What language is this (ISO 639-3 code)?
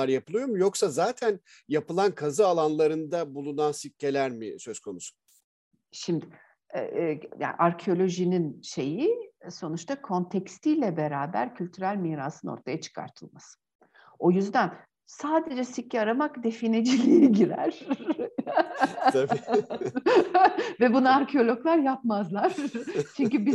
tur